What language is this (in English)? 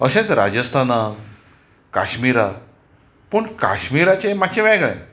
Konkani